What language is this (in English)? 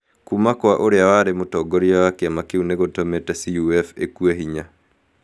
Kikuyu